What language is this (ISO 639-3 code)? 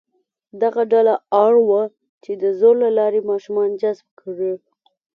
pus